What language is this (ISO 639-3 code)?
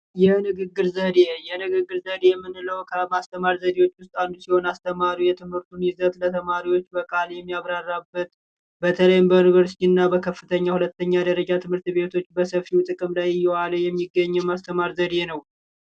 amh